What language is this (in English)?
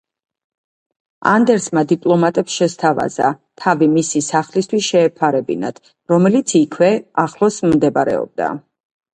Georgian